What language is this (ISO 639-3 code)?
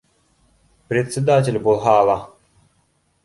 bak